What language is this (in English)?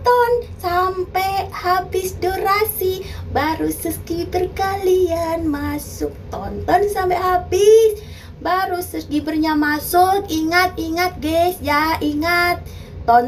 Indonesian